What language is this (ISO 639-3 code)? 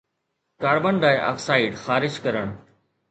snd